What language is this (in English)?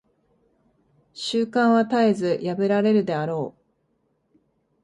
Japanese